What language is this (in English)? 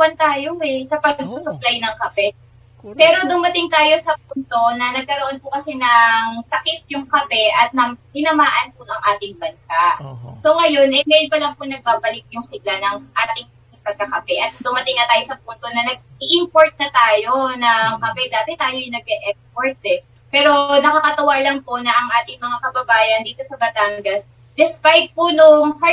Filipino